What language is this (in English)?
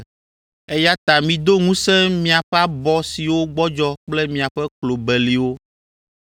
Ewe